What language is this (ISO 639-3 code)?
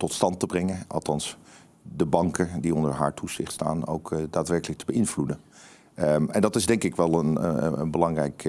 nld